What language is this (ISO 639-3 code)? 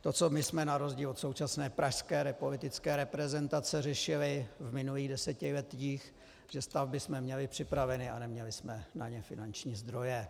ces